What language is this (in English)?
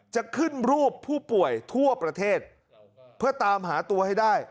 Thai